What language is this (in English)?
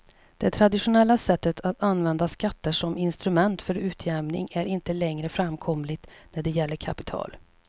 Swedish